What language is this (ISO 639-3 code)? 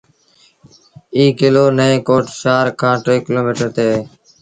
sbn